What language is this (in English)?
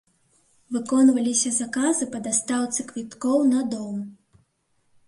Belarusian